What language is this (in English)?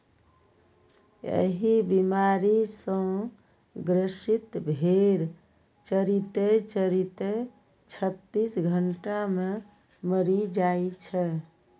Maithili